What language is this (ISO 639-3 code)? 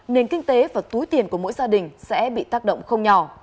vie